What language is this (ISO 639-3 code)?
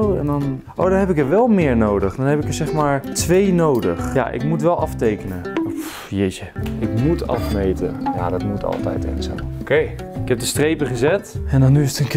nld